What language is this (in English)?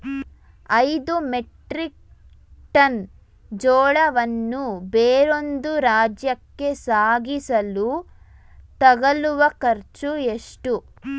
Kannada